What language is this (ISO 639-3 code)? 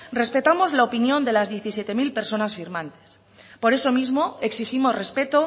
spa